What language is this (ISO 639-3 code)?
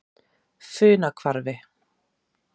isl